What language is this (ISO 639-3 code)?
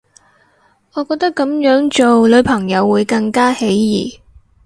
yue